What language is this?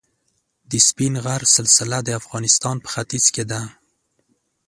Pashto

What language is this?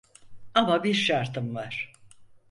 Turkish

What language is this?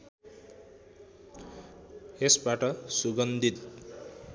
Nepali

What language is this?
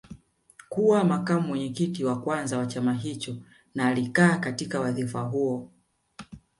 Swahili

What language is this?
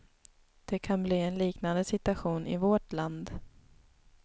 Swedish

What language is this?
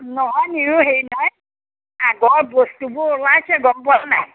Assamese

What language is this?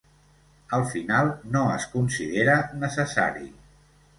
Catalan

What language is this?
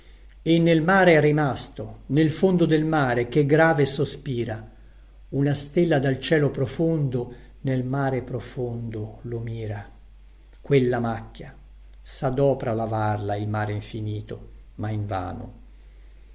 Italian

